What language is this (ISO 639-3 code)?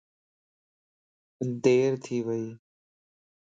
lss